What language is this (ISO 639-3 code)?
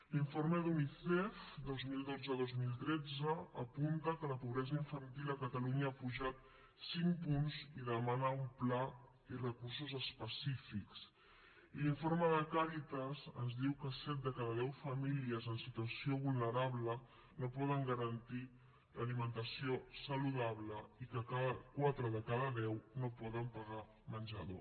cat